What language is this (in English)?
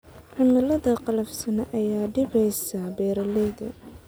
Somali